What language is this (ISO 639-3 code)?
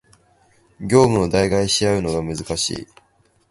jpn